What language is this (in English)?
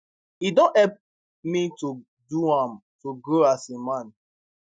Nigerian Pidgin